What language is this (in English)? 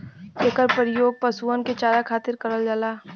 Bhojpuri